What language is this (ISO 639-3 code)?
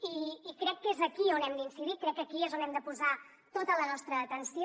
cat